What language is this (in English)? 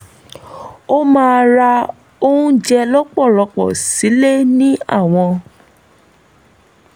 Yoruba